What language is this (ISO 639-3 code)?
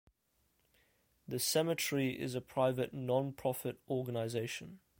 eng